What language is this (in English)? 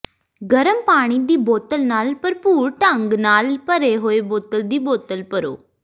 Punjabi